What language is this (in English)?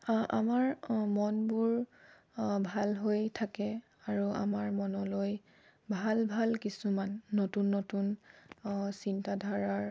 Assamese